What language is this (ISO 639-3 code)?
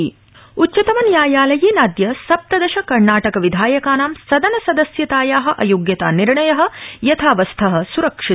san